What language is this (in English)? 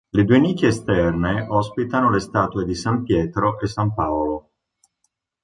Italian